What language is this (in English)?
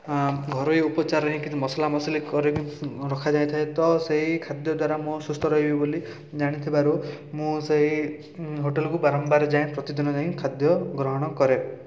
Odia